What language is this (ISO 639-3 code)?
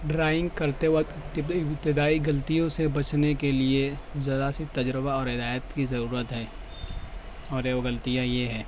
urd